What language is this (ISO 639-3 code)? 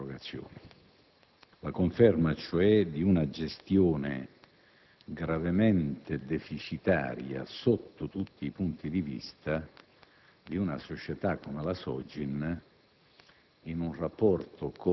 ita